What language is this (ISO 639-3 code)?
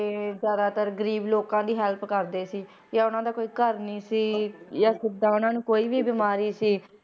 pan